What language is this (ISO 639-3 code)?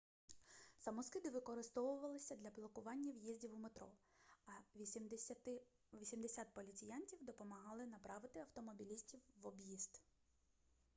ukr